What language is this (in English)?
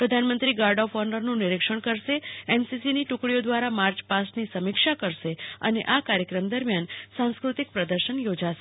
Gujarati